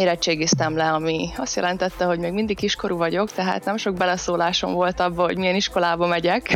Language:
Hungarian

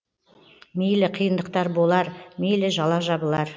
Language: Kazakh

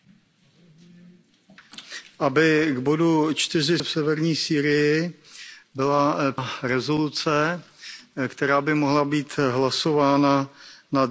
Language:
Czech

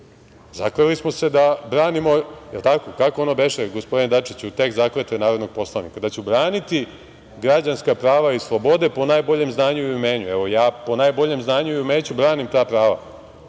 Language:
Serbian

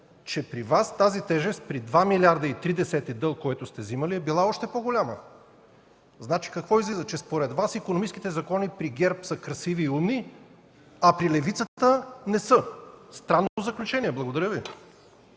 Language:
Bulgarian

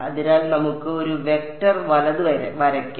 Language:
Malayalam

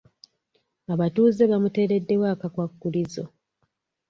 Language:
Ganda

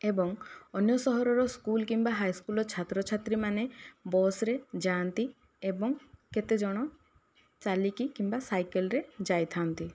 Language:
Odia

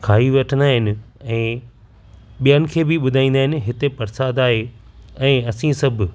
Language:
Sindhi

